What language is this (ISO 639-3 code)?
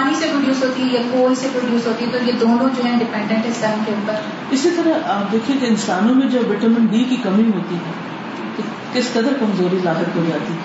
urd